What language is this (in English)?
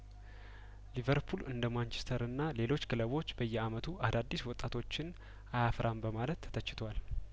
Amharic